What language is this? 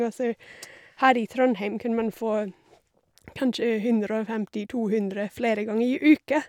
Norwegian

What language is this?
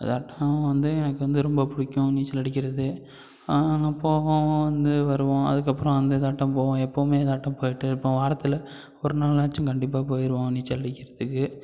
Tamil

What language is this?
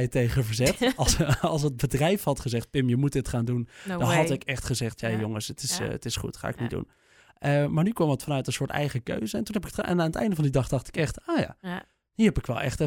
Dutch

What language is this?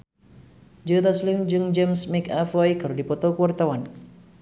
Sundanese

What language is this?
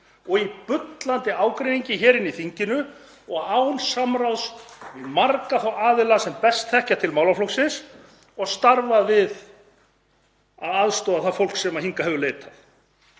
Icelandic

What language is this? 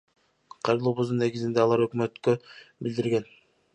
Kyrgyz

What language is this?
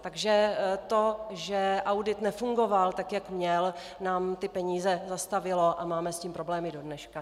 Czech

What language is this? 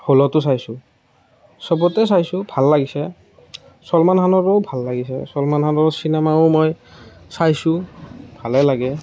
Assamese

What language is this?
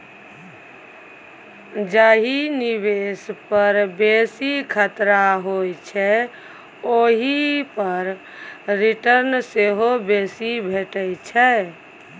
Maithili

